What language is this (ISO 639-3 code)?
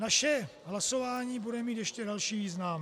ces